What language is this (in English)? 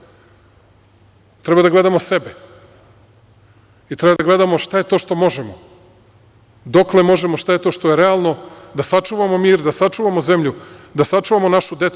Serbian